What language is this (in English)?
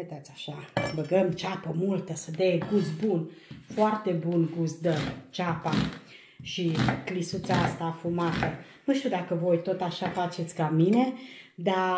Romanian